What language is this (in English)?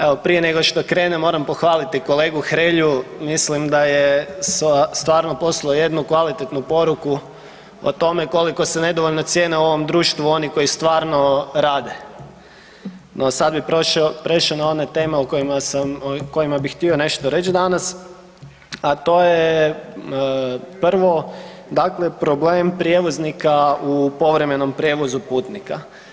Croatian